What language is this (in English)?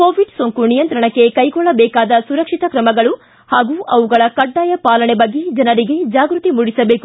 Kannada